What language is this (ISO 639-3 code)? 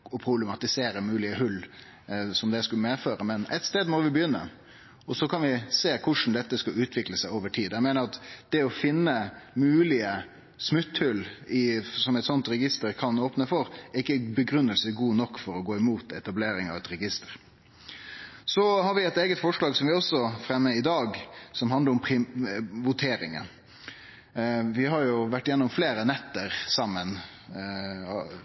nno